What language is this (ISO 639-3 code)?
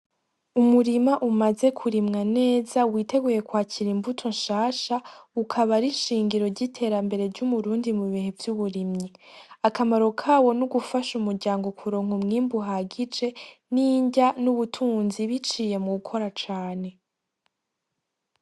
run